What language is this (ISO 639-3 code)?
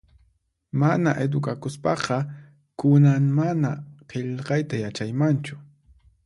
qxp